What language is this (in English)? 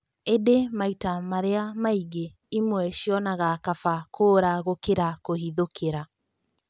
Kikuyu